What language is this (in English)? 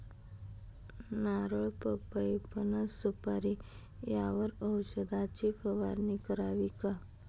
Marathi